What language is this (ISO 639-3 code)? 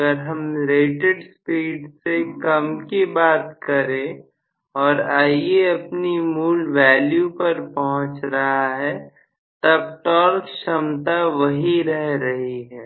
hin